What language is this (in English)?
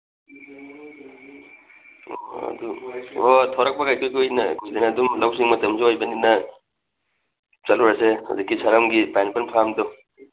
Manipuri